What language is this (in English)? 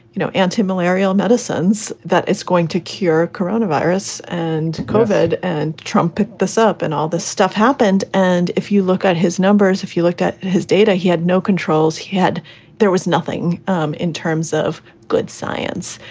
English